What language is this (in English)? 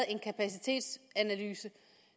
Danish